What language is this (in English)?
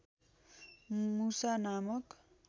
Nepali